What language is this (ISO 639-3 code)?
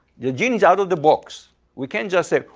eng